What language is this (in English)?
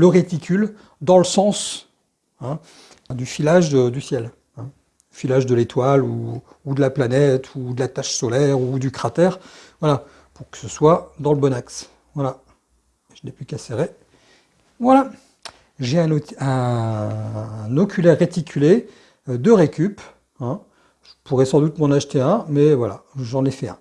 French